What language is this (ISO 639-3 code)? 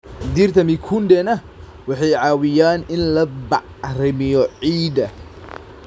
som